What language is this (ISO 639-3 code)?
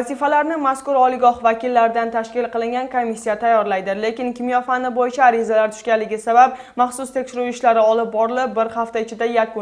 rus